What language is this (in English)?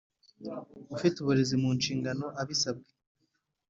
Kinyarwanda